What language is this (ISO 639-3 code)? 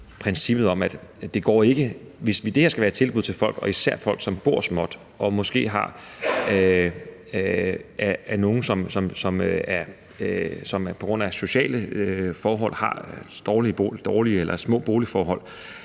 dan